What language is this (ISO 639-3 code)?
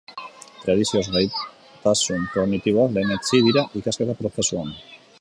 eus